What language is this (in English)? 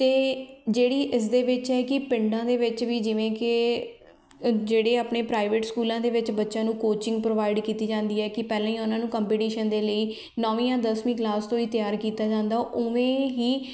Punjabi